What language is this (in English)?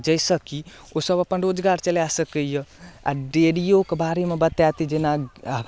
Maithili